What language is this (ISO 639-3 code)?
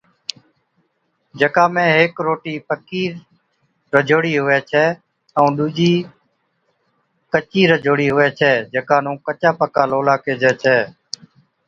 odk